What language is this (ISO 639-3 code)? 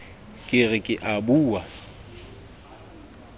sot